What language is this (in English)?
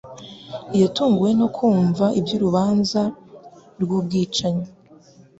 Kinyarwanda